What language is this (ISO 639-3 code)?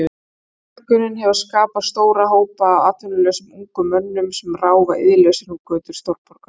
isl